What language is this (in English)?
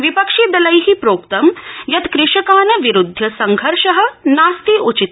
Sanskrit